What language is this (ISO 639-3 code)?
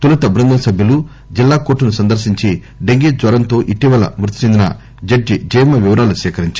tel